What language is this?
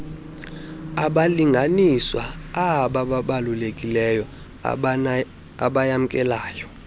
Xhosa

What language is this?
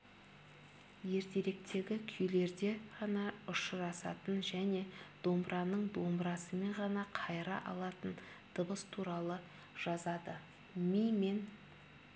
Kazakh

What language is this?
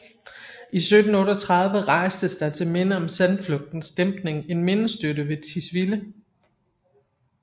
Danish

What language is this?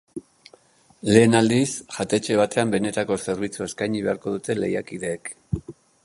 Basque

